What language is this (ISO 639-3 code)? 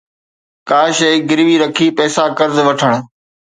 snd